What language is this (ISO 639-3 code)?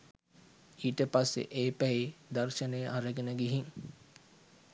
sin